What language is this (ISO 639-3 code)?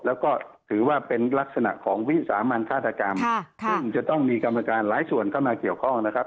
tha